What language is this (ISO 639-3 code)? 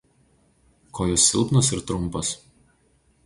lit